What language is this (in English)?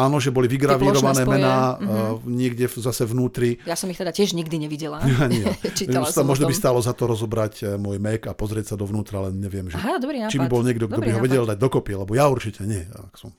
Slovak